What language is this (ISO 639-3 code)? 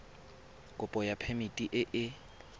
tsn